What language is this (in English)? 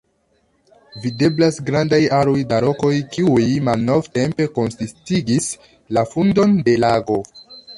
Esperanto